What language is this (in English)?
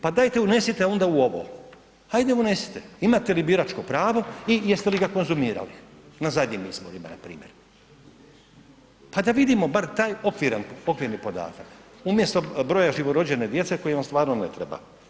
Croatian